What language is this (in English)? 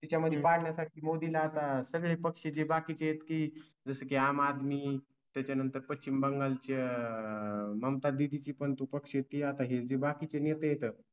Marathi